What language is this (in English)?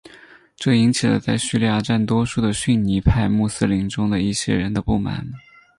Chinese